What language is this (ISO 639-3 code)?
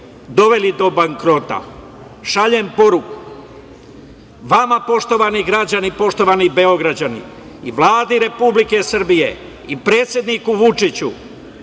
srp